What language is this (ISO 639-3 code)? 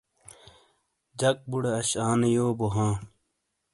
scl